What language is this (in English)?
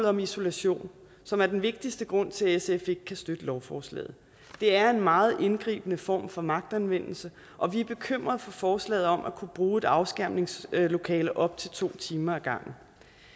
Danish